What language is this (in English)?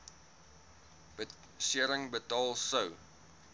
Afrikaans